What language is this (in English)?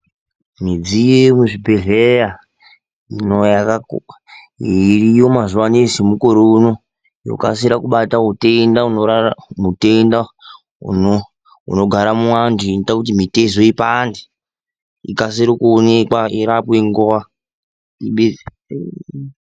Ndau